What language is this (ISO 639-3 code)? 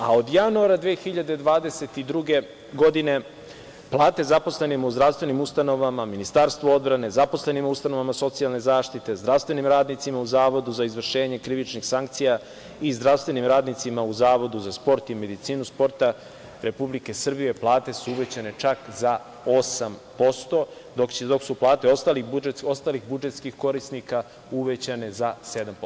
srp